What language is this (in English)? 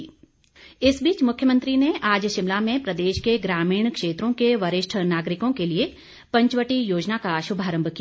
Hindi